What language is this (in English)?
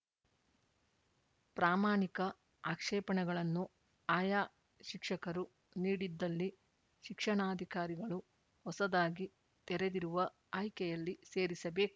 Kannada